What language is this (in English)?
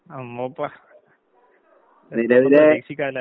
Malayalam